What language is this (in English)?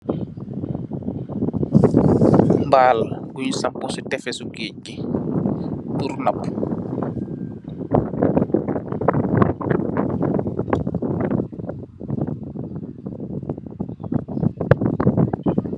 Wolof